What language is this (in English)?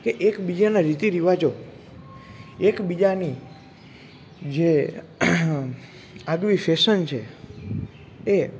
Gujarati